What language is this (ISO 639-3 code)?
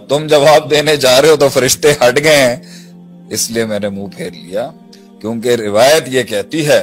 urd